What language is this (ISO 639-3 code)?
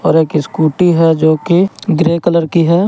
hin